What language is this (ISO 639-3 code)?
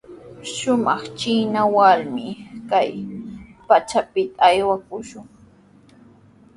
qws